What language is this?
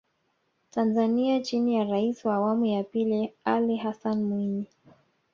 Swahili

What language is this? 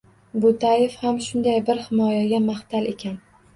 Uzbek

